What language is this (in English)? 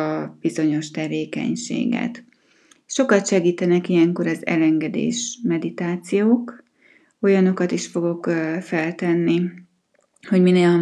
Hungarian